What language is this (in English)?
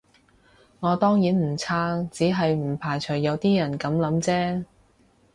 Cantonese